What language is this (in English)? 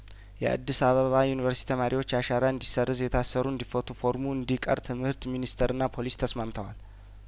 Amharic